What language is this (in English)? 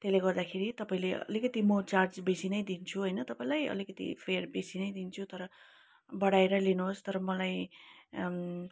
Nepali